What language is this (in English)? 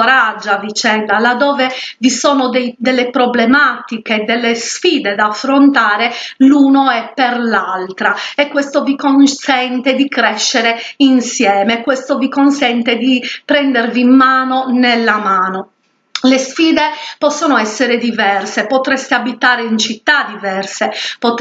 Italian